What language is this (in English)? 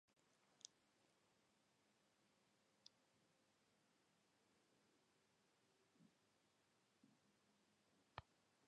Basque